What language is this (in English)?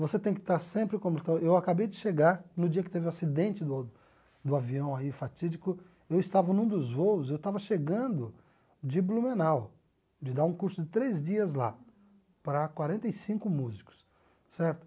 Portuguese